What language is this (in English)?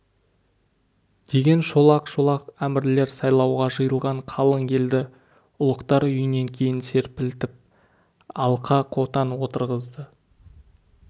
Kazakh